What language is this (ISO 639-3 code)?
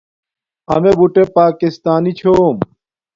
dmk